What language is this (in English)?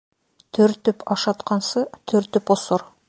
Bashkir